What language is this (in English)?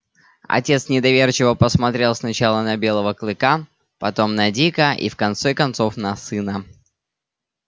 Russian